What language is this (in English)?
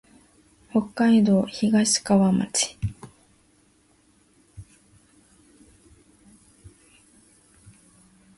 Japanese